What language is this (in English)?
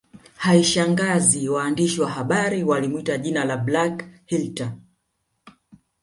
Swahili